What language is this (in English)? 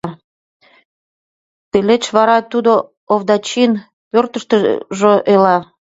Mari